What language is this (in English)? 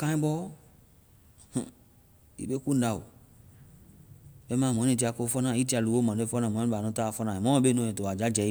Vai